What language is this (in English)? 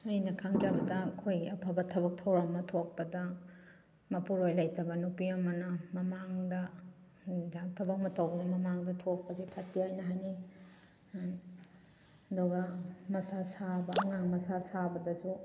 Manipuri